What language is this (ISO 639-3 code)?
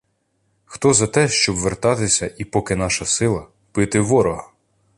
ukr